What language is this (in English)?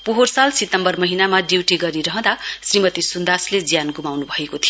Nepali